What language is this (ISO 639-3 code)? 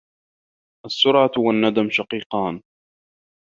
ara